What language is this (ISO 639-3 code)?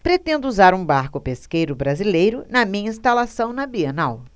por